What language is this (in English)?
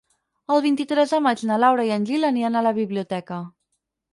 Catalan